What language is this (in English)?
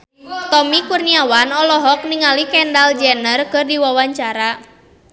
Sundanese